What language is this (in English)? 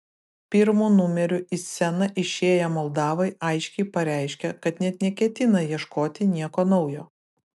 Lithuanian